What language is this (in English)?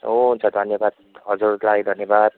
Nepali